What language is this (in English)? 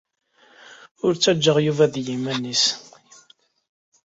Kabyle